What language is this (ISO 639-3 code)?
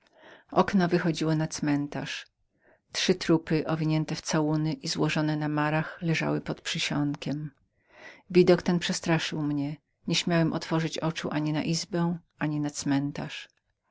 pol